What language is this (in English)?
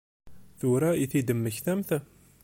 Kabyle